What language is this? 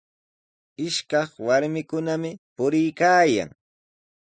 Sihuas Ancash Quechua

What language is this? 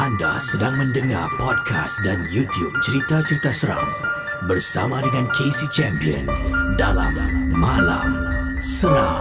Malay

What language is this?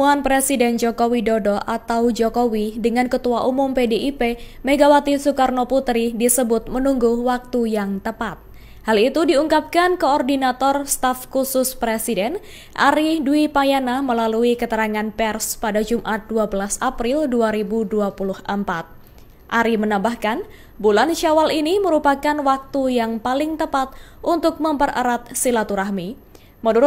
Indonesian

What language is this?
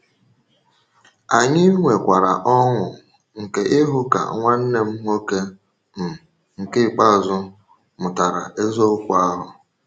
Igbo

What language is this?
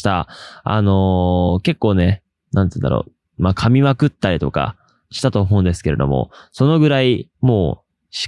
Japanese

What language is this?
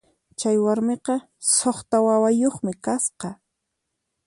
Puno Quechua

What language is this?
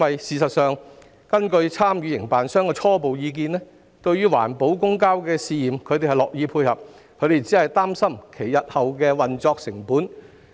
Cantonese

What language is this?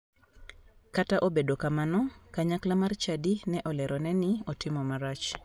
Luo (Kenya and Tanzania)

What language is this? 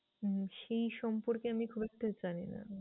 Bangla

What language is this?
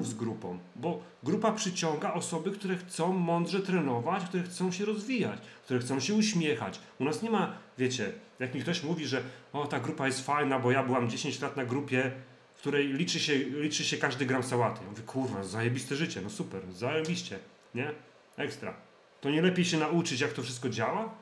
Polish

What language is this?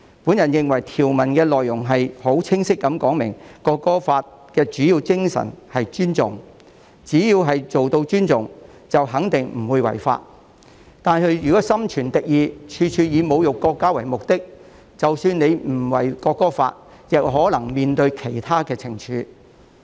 Cantonese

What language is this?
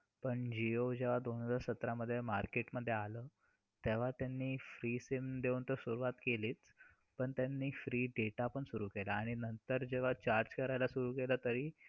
Marathi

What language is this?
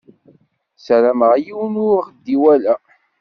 Kabyle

